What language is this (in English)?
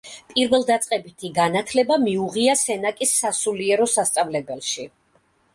Georgian